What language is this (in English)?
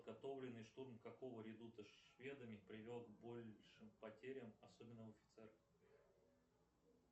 Russian